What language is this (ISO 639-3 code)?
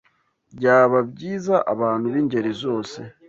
kin